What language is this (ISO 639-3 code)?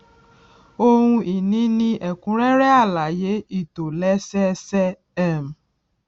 yor